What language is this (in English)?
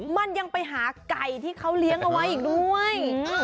Thai